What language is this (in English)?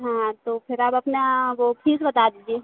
Hindi